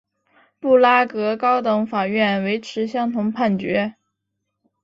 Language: Chinese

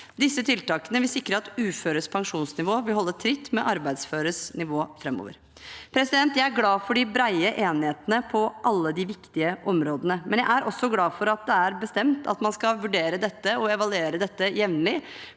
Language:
Norwegian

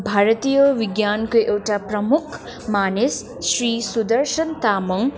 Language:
Nepali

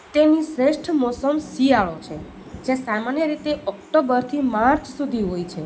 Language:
Gujarati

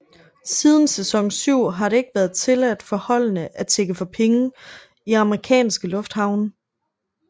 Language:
Danish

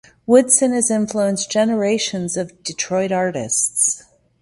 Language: English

